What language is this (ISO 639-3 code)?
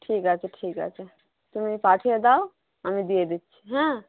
ben